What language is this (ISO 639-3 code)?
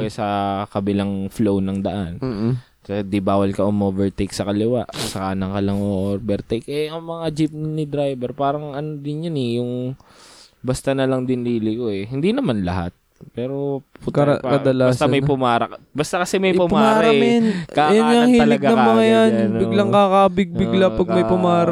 fil